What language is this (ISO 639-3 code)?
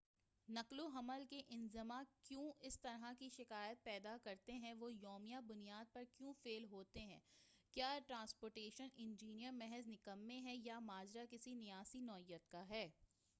urd